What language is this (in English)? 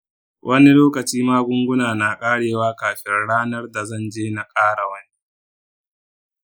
Hausa